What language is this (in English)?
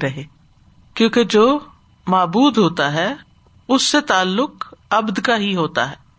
Urdu